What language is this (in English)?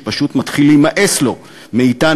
Hebrew